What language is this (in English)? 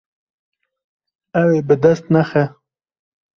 Kurdish